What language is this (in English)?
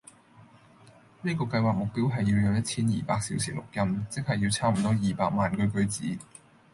Cantonese